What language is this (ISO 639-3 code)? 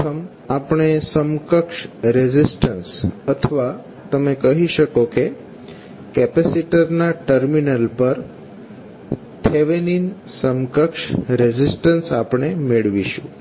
guj